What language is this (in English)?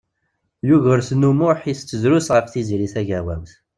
Kabyle